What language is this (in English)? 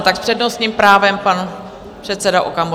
Czech